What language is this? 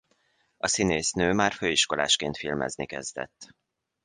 Hungarian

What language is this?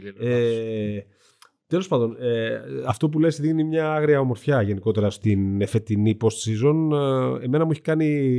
Greek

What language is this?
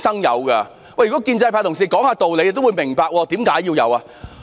Cantonese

